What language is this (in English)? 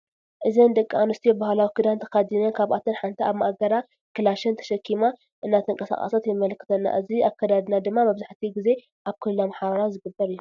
Tigrinya